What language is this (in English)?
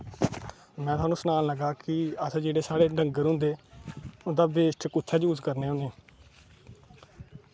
Dogri